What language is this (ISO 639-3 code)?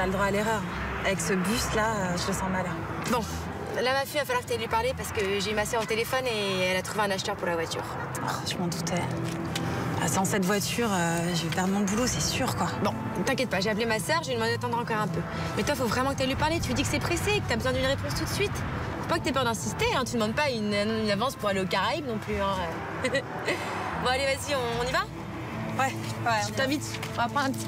fra